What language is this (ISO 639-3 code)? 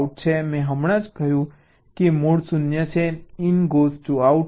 guj